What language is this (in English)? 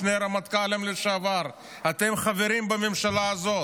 Hebrew